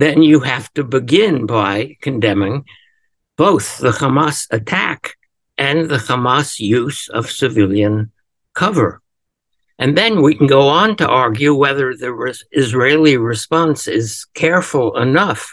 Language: English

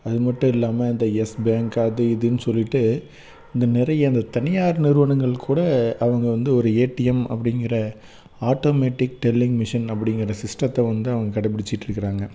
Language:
Tamil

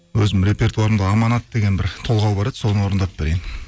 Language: Kazakh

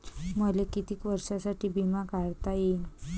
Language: Marathi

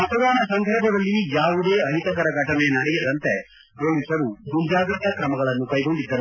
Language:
Kannada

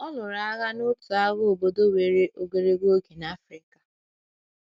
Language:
Igbo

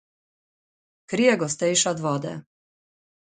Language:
Slovenian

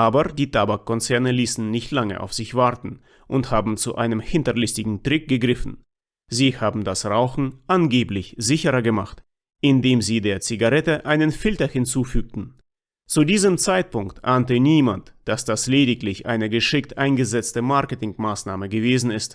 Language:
German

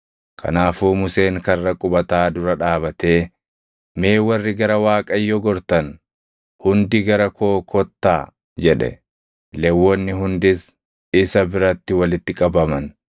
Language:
Oromo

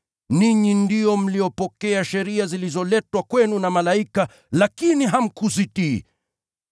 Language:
Swahili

